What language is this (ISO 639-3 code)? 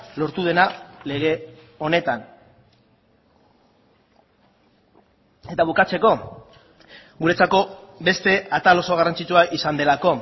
eus